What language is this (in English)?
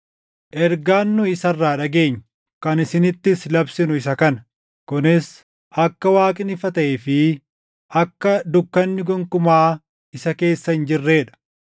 Oromo